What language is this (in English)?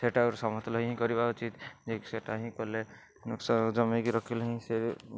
Odia